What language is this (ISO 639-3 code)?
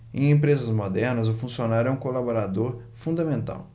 por